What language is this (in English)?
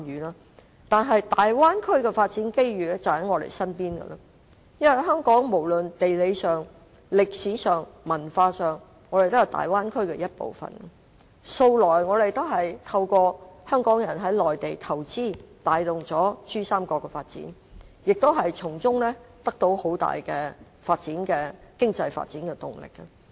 Cantonese